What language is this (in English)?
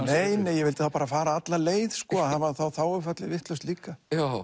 Icelandic